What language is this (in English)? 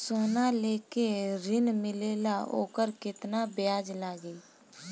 Bhojpuri